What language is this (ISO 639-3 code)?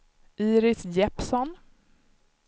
swe